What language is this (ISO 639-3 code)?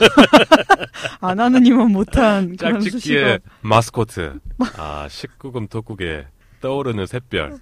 kor